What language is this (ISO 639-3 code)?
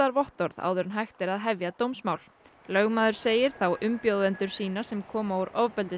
isl